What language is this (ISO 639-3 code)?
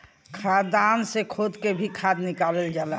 bho